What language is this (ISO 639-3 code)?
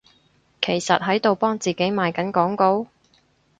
yue